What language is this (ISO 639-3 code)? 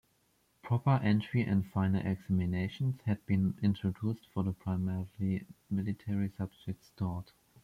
eng